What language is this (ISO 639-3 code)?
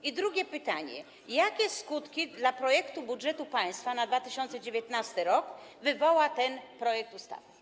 pol